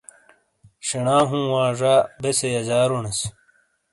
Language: Shina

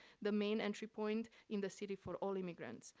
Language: English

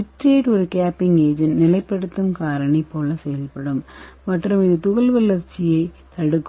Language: Tamil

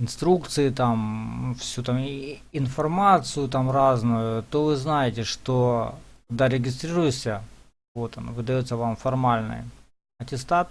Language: Russian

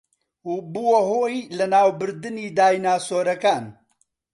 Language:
Central Kurdish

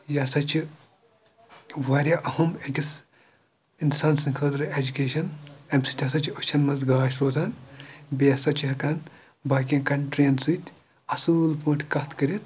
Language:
Kashmiri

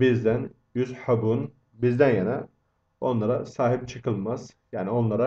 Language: Turkish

